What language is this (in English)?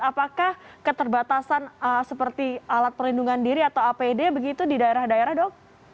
Indonesian